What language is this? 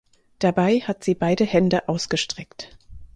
German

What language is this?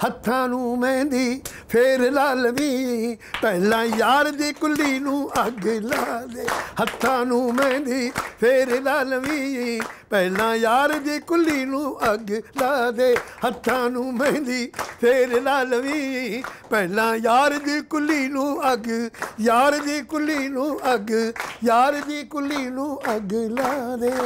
Punjabi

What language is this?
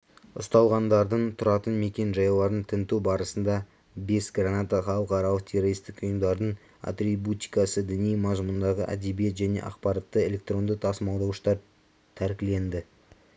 Kazakh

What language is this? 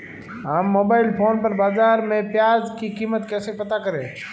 Hindi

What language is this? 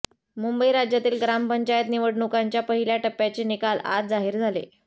Marathi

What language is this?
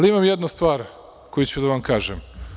Serbian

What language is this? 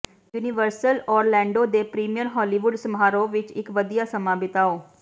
Punjabi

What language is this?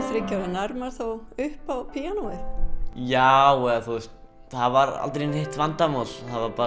Icelandic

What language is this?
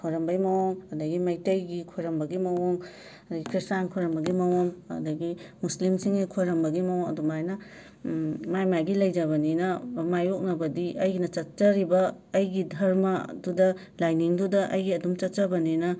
Manipuri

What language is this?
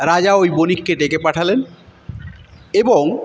Bangla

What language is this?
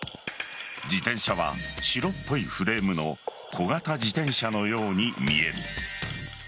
Japanese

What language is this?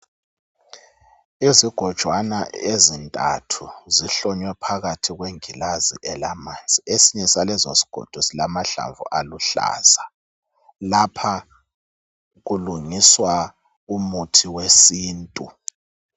North Ndebele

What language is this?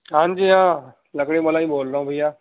Urdu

